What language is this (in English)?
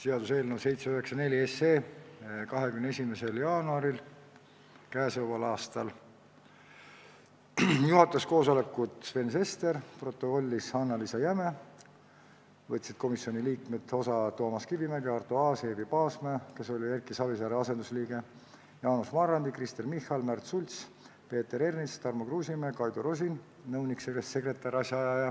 Estonian